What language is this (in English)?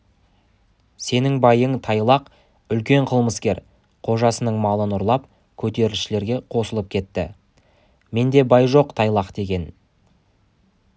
Kazakh